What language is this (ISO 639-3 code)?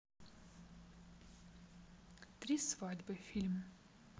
rus